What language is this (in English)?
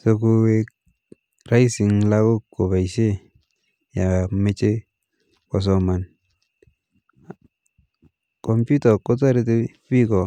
Kalenjin